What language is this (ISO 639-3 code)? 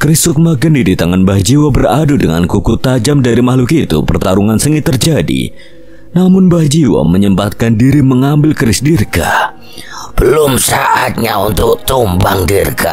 ind